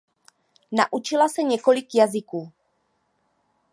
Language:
Czech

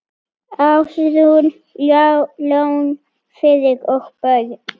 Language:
Icelandic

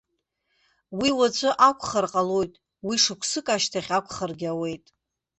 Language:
Abkhazian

